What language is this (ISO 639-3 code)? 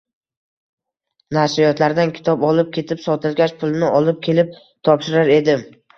uzb